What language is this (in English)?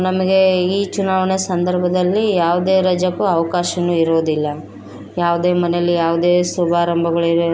Kannada